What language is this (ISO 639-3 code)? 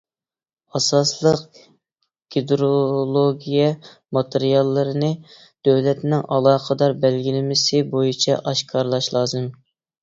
uig